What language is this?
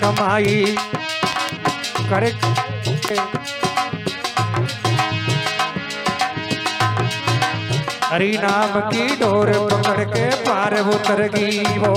Hindi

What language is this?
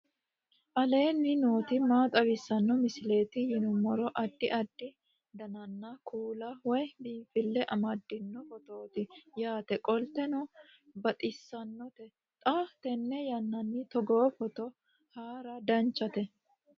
Sidamo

